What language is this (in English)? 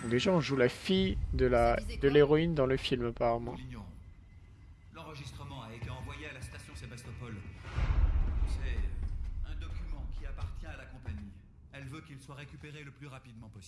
French